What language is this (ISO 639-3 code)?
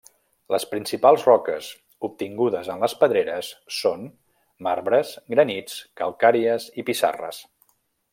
cat